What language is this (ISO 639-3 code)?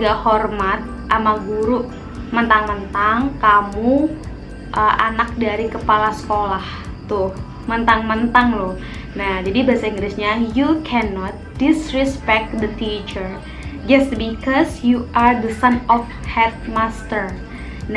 ind